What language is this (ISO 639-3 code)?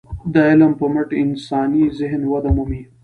pus